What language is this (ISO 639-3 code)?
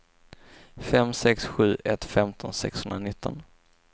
swe